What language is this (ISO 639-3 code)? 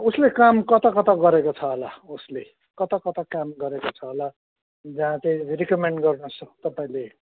nep